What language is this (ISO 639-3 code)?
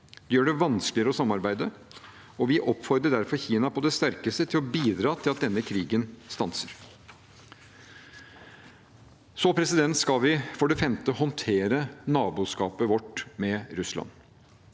nor